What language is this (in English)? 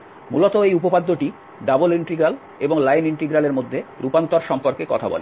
Bangla